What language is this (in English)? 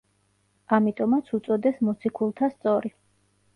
Georgian